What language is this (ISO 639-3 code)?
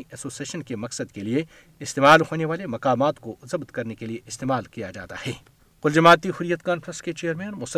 urd